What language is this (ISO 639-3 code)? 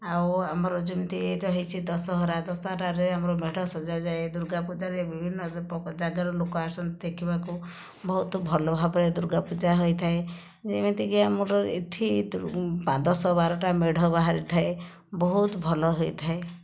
ori